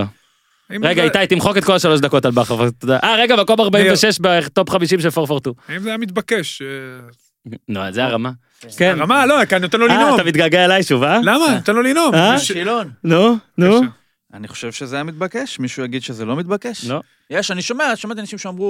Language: Hebrew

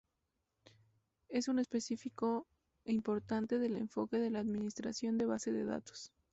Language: Spanish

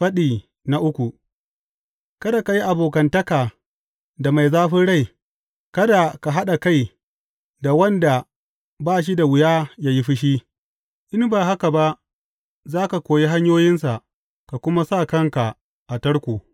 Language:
Hausa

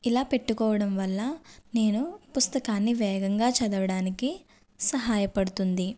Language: Telugu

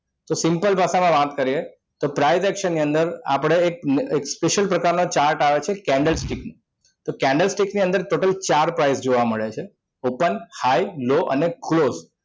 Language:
Gujarati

